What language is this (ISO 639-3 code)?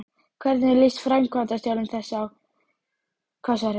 isl